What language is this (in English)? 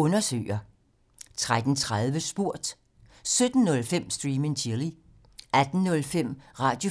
Danish